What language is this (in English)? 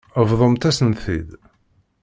Kabyle